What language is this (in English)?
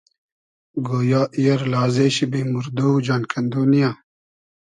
Hazaragi